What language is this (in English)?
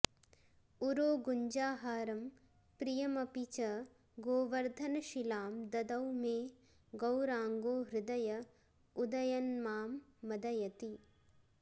Sanskrit